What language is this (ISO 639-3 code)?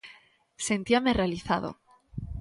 glg